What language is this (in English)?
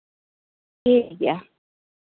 Santali